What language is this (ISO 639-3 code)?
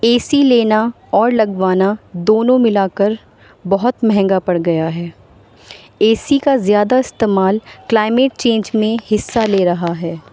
urd